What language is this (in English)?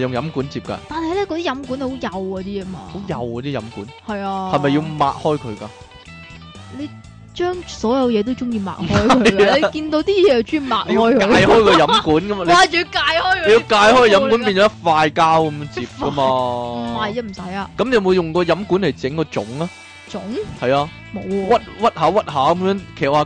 Chinese